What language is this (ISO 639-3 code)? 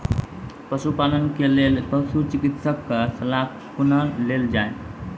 mai